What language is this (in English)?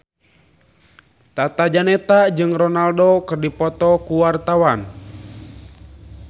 Sundanese